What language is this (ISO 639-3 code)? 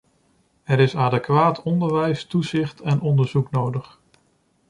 nld